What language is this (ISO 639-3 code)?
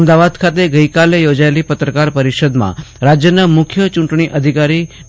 guj